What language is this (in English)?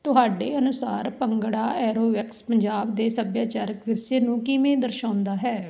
Punjabi